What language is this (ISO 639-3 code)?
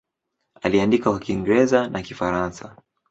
swa